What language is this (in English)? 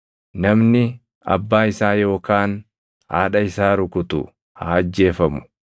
Oromo